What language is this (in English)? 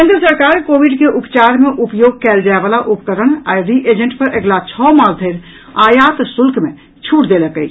Maithili